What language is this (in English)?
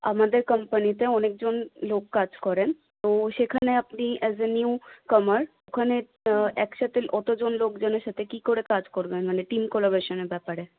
Bangla